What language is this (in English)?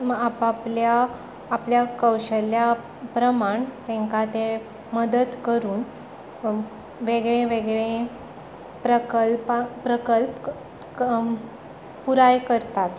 Konkani